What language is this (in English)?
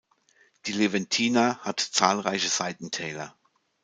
German